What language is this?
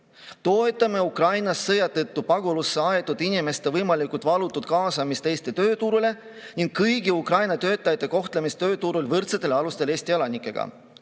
Estonian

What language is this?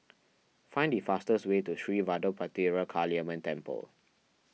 English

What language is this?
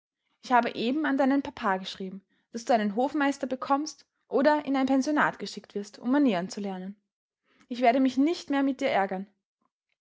German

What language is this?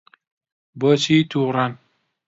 Central Kurdish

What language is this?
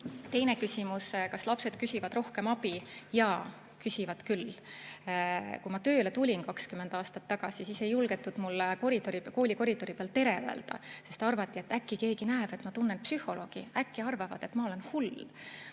Estonian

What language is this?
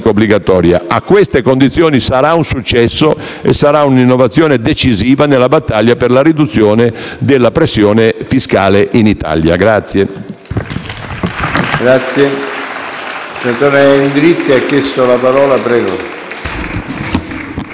Italian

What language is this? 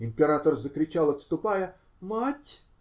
Russian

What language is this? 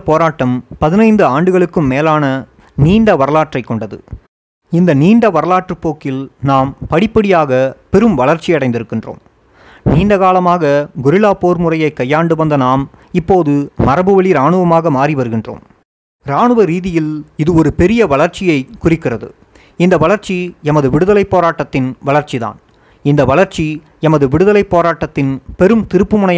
Tamil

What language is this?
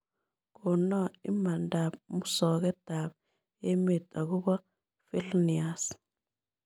Kalenjin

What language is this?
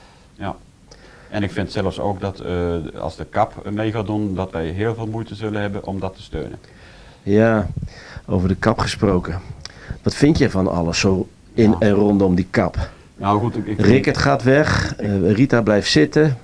Dutch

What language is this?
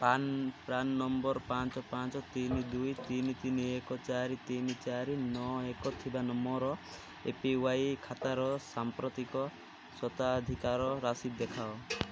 Odia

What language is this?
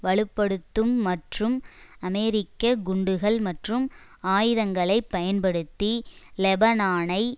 Tamil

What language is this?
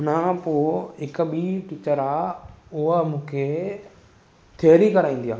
Sindhi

